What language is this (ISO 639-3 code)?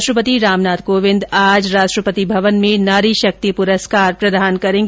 hin